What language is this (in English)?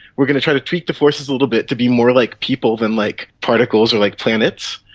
English